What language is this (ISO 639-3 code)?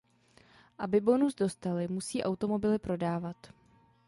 ces